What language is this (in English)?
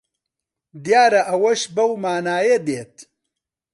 Central Kurdish